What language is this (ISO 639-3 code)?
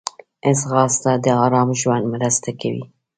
pus